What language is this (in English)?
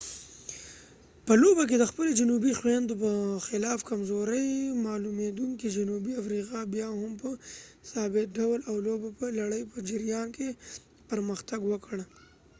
Pashto